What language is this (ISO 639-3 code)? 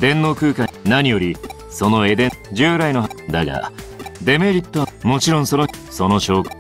jpn